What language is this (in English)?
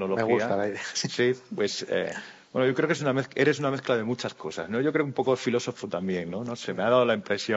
Spanish